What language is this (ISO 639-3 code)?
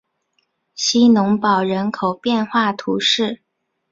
zho